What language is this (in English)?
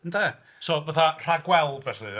Welsh